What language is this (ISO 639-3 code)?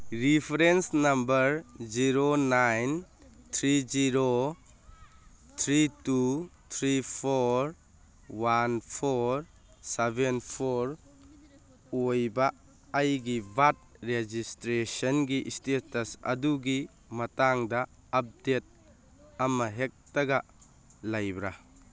mni